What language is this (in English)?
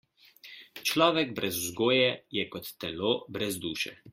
Slovenian